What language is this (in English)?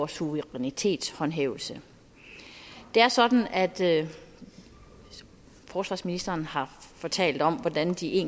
Danish